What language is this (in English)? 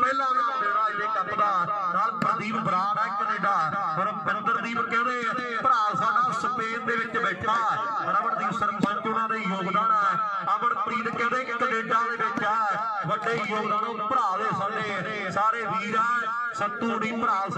Hindi